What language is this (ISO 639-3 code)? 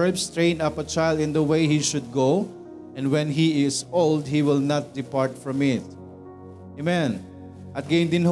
fil